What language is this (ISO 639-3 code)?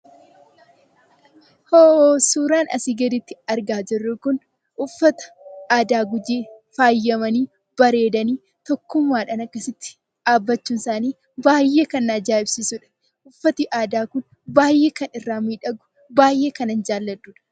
orm